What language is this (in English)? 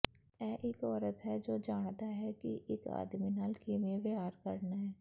Punjabi